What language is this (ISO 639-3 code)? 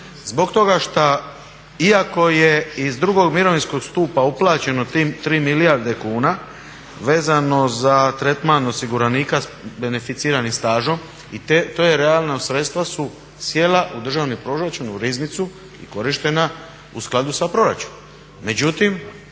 hrv